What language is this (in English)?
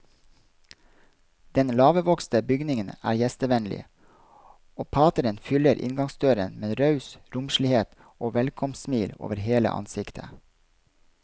Norwegian